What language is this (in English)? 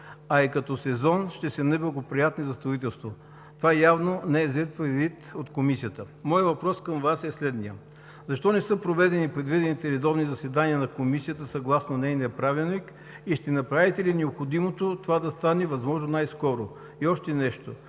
Bulgarian